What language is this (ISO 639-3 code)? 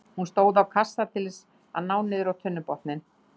isl